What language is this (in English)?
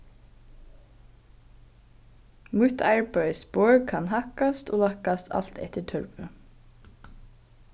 Faroese